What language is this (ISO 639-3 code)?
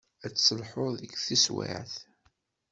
kab